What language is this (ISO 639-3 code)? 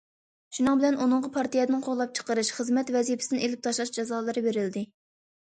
uig